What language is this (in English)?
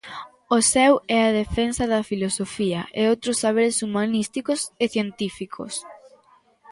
Galician